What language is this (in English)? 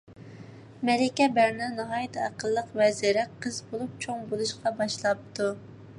Uyghur